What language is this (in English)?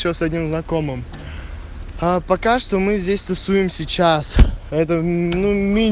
Russian